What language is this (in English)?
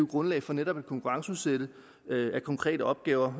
Danish